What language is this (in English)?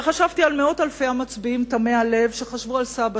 Hebrew